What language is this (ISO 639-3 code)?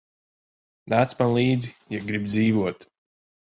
lav